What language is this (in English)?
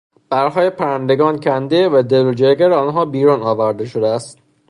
Persian